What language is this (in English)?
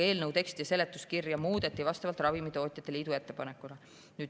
Estonian